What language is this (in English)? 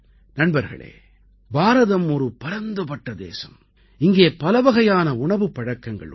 Tamil